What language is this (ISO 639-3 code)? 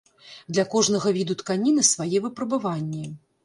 bel